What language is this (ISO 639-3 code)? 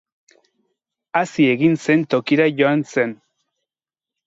eus